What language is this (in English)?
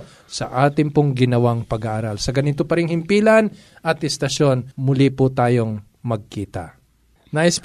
Filipino